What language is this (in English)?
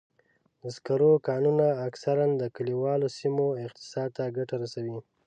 Pashto